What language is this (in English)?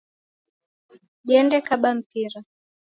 Taita